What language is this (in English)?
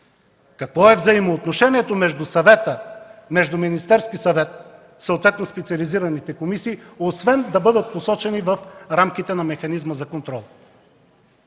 Bulgarian